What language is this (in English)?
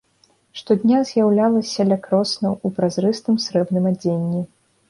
Belarusian